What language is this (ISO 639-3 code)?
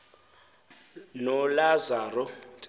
xho